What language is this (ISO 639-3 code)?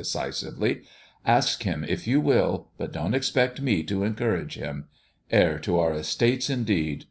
eng